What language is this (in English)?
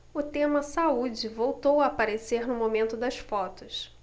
Portuguese